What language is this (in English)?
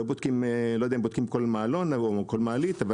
Hebrew